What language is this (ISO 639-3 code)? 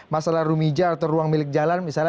ind